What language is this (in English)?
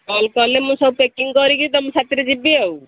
Odia